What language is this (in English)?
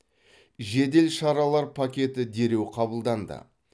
Kazakh